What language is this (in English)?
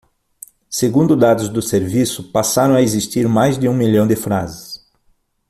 Portuguese